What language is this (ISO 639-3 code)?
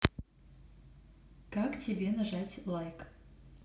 rus